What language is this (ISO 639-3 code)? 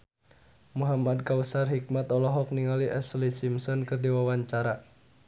sun